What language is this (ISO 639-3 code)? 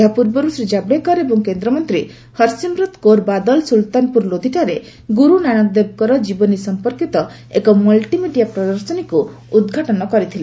ori